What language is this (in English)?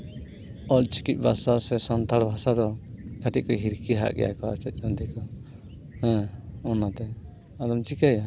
Santali